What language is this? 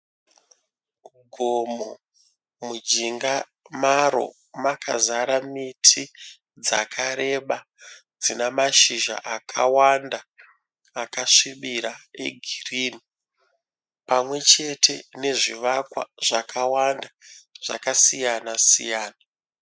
Shona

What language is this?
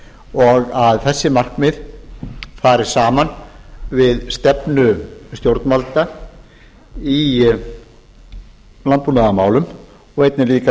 Icelandic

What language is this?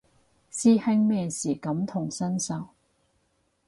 Cantonese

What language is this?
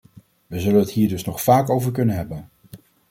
Dutch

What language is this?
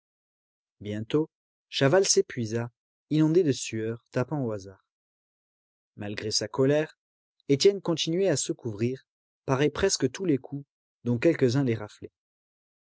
French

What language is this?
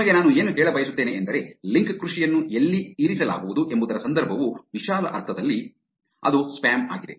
Kannada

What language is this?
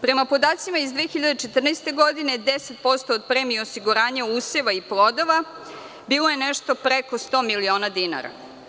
Serbian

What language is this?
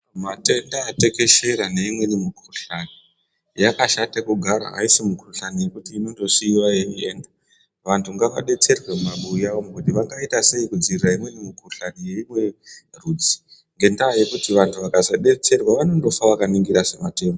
Ndau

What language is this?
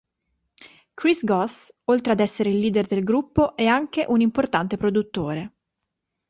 Italian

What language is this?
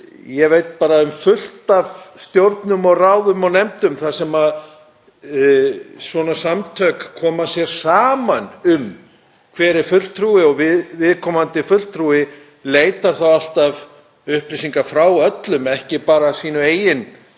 Icelandic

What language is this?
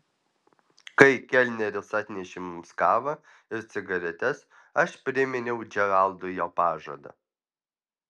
Lithuanian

